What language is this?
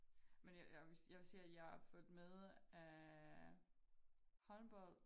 Danish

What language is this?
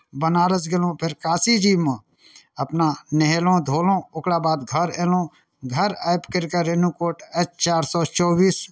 Maithili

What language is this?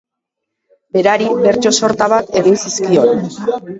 Basque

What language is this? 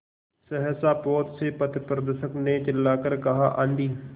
Hindi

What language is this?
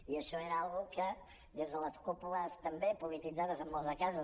Catalan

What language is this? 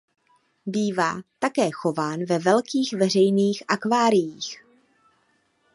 Czech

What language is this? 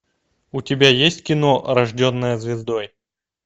Russian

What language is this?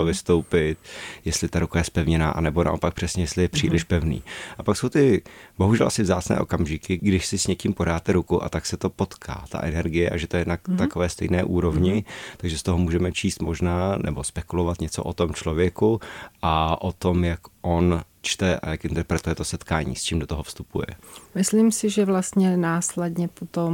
Czech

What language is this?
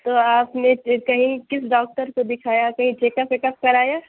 Urdu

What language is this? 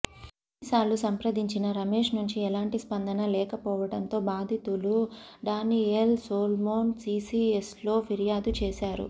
Telugu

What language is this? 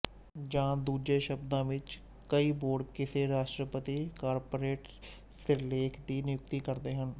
Punjabi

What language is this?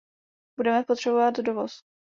Czech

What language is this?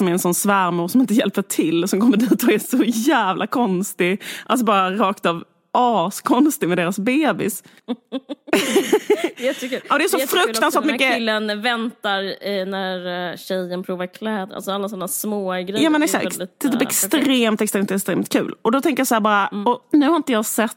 Swedish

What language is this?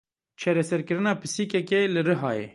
Kurdish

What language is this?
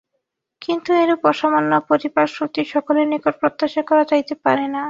Bangla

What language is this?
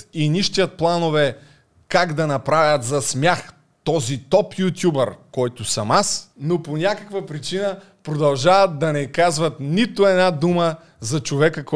Bulgarian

